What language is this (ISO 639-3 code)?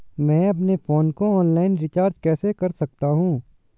hin